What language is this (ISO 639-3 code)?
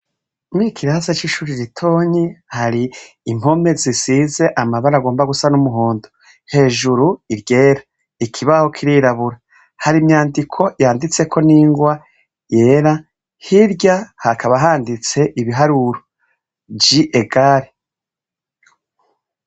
run